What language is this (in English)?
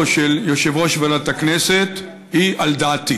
Hebrew